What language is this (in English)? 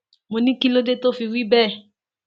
Yoruba